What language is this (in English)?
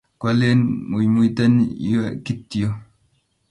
Kalenjin